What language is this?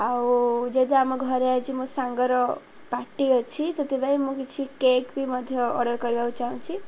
Odia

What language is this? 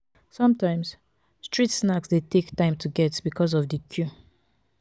Nigerian Pidgin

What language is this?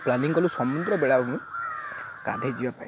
Odia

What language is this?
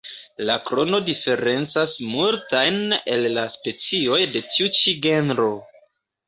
Esperanto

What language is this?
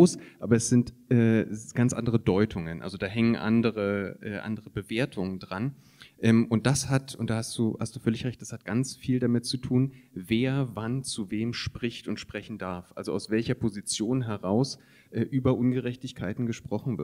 German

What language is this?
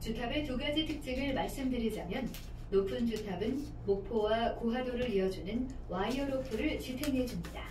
Korean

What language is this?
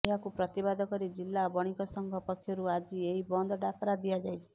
Odia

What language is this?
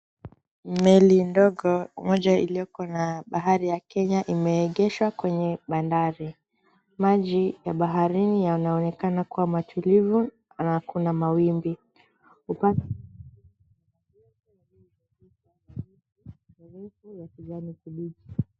Swahili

